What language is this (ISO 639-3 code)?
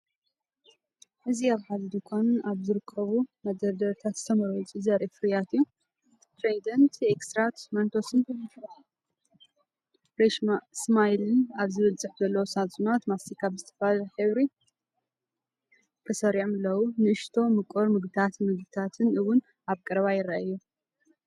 tir